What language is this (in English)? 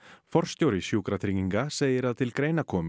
Icelandic